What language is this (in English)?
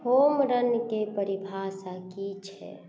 Maithili